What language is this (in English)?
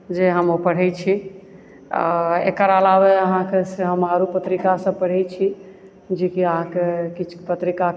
Maithili